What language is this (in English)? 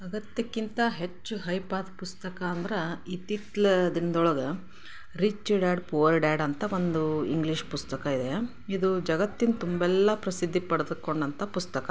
Kannada